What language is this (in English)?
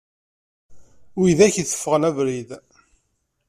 Kabyle